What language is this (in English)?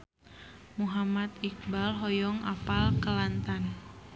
Sundanese